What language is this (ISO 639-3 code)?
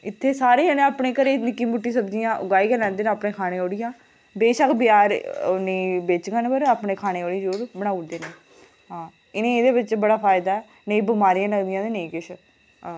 doi